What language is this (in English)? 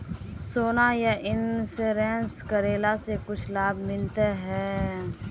Magahi